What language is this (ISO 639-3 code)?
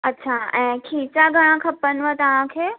snd